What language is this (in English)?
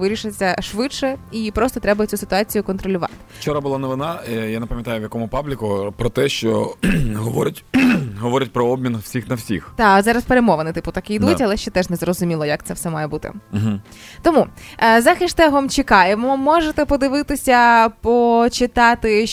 Ukrainian